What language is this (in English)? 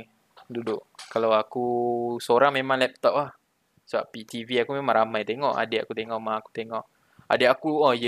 Malay